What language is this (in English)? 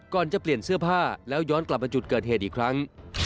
Thai